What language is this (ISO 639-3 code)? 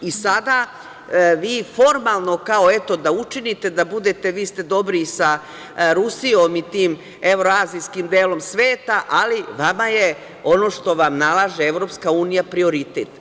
srp